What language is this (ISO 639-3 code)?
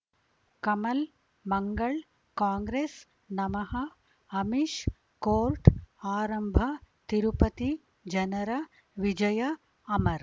kan